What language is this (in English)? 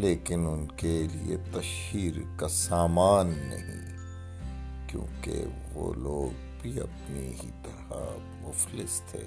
Urdu